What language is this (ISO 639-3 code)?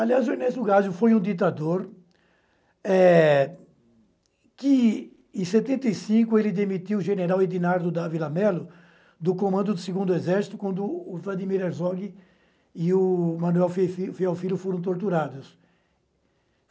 por